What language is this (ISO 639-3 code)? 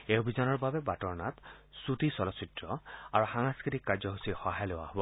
asm